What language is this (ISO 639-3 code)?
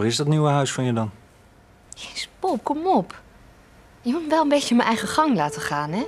nld